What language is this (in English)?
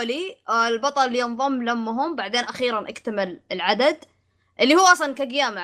Arabic